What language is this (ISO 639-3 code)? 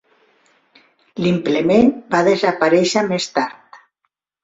cat